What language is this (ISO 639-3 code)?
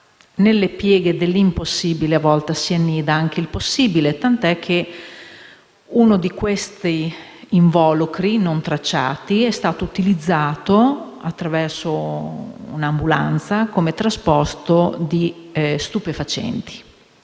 ita